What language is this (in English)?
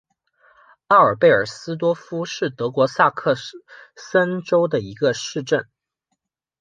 Chinese